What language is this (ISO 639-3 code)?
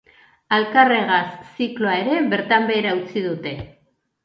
eus